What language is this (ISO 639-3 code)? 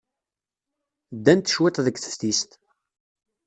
kab